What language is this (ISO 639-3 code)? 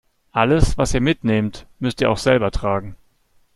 deu